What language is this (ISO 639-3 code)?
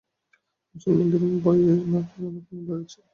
ben